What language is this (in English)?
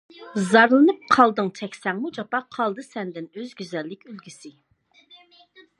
Uyghur